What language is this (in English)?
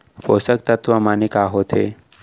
Chhattisgarhi